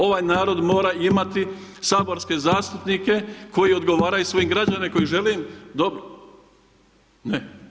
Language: Croatian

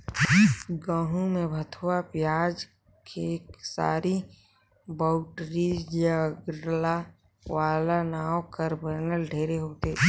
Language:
Chhattisgarhi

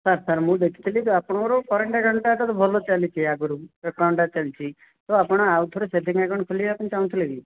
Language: Odia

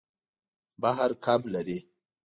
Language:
Pashto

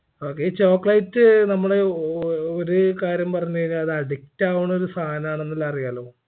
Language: Malayalam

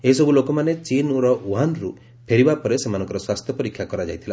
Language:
Odia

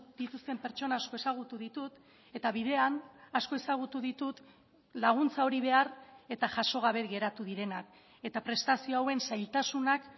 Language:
Basque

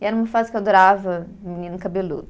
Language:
Portuguese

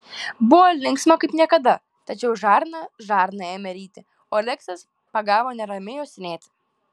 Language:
Lithuanian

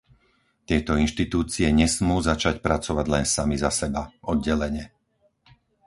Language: Slovak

